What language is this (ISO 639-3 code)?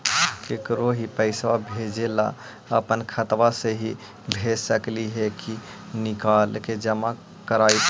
mag